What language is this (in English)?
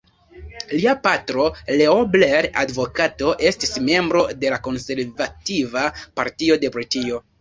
Esperanto